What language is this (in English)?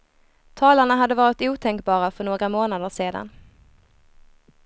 Swedish